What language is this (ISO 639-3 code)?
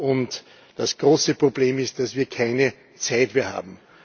deu